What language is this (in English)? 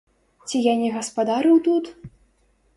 Belarusian